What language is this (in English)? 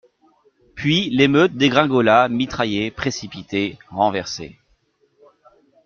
French